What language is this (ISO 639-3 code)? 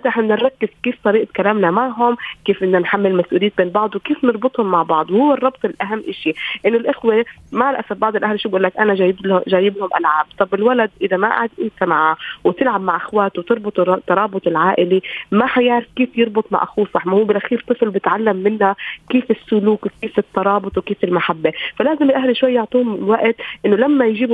ara